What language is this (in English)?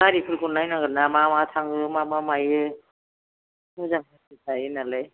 Bodo